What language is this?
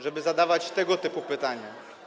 Polish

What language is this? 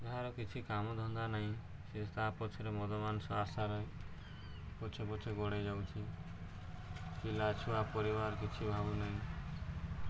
Odia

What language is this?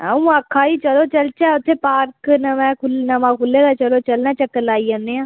Dogri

